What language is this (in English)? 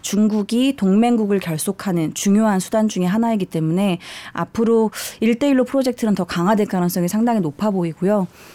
Korean